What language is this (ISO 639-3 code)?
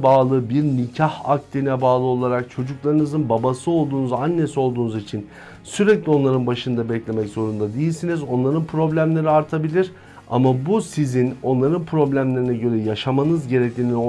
tur